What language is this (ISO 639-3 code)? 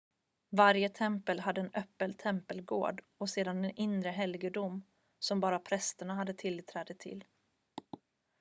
swe